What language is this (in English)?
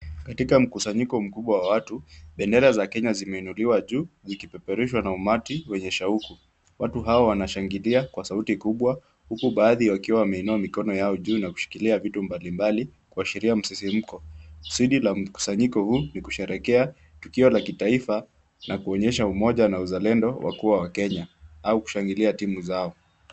Swahili